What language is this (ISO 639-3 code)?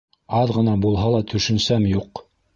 bak